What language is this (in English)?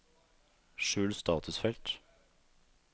Norwegian